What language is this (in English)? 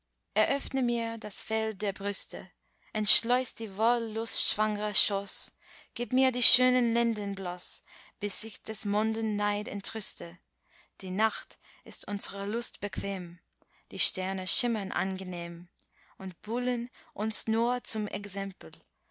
German